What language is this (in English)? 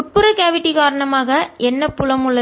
Tamil